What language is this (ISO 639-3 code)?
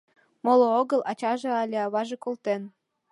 chm